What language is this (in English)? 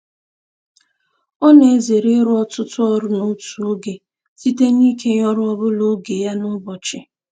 Igbo